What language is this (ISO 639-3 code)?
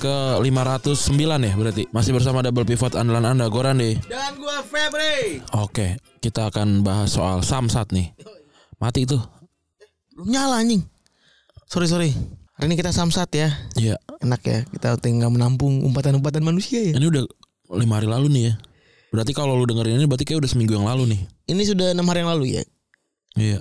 ind